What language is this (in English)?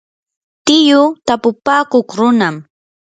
Yanahuanca Pasco Quechua